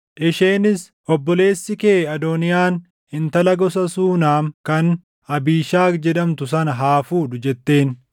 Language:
Oromo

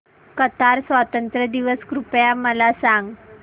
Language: Marathi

